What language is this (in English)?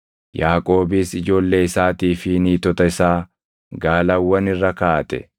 Oromo